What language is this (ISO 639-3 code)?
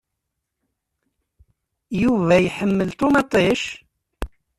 kab